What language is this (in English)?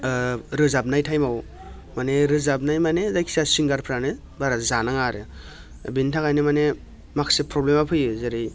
Bodo